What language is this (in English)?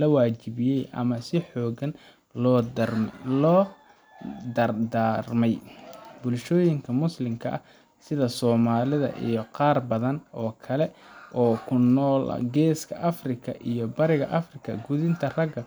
Somali